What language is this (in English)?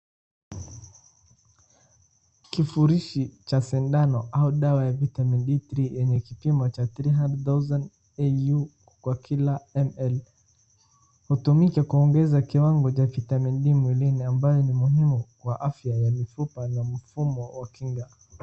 Swahili